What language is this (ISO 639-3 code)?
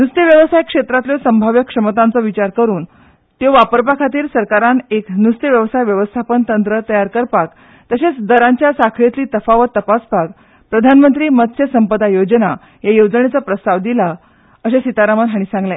kok